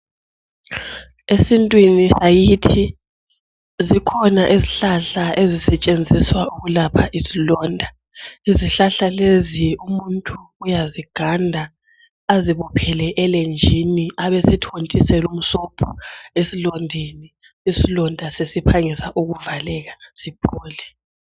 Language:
North Ndebele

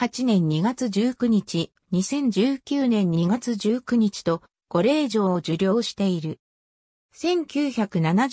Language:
Japanese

